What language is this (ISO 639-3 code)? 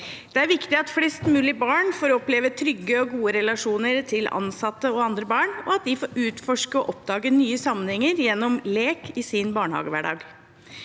nor